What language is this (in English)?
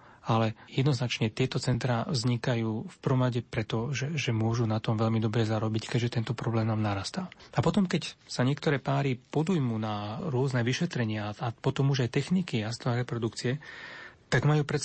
Slovak